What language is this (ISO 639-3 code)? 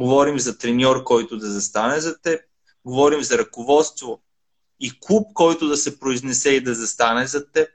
bul